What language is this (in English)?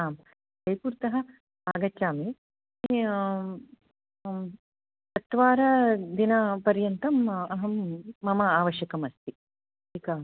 Sanskrit